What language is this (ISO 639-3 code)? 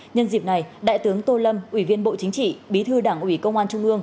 vie